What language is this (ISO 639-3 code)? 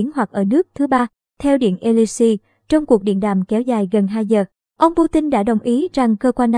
vie